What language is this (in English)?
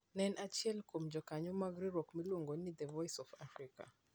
Luo (Kenya and Tanzania)